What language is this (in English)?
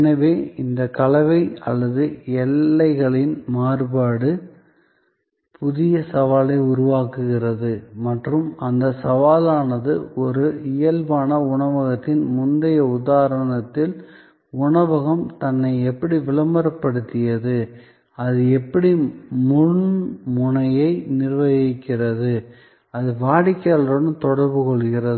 Tamil